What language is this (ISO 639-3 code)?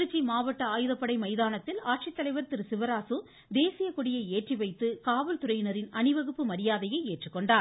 tam